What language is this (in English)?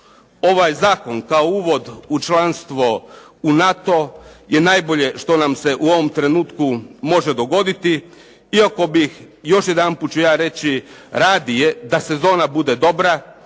Croatian